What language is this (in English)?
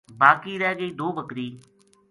Gujari